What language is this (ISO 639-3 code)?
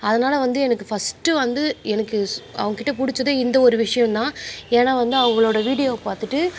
tam